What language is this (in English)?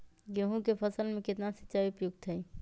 Magahi